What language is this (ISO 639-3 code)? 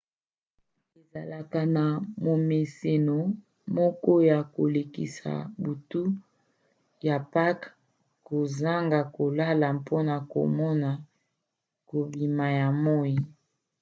lin